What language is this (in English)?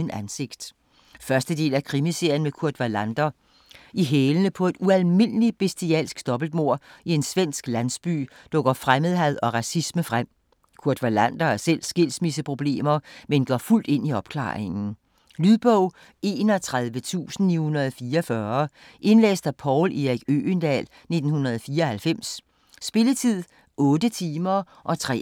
Danish